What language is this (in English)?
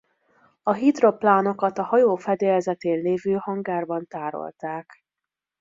Hungarian